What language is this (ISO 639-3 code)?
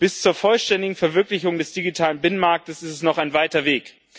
deu